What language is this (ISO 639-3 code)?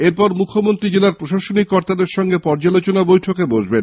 ben